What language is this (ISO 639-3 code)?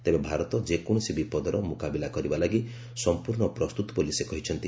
ori